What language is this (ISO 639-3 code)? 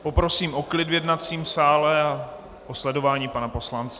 ces